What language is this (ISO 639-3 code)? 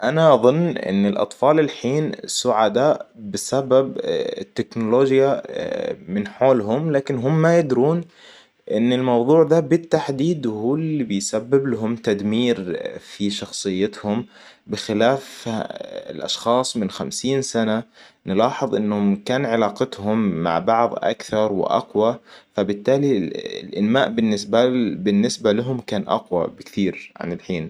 acw